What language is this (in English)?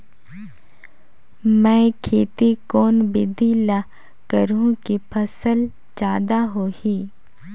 Chhattisgarhi